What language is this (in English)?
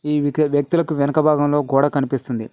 Telugu